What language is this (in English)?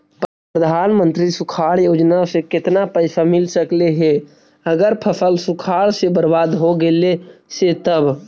Magahi